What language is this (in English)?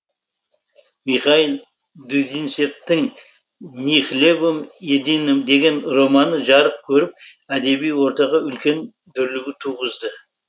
Kazakh